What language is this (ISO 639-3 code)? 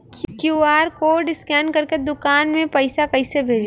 bho